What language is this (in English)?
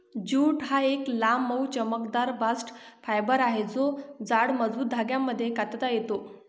Marathi